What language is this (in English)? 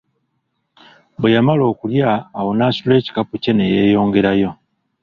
Ganda